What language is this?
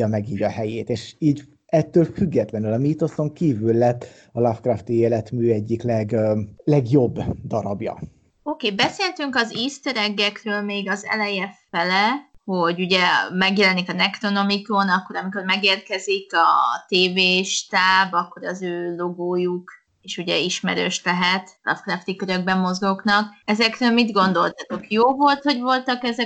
Hungarian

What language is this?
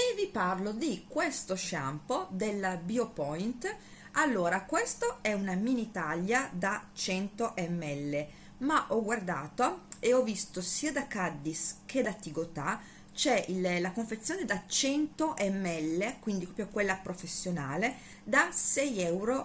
Italian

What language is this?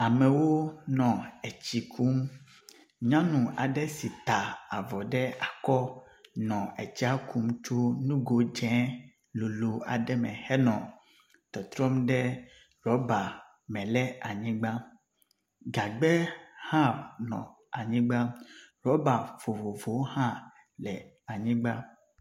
Ewe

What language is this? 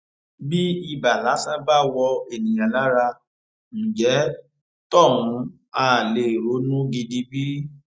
Yoruba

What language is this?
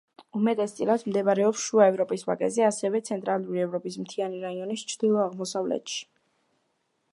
Georgian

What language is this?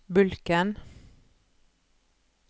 Norwegian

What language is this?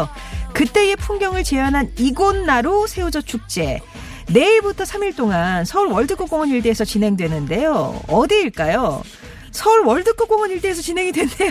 Korean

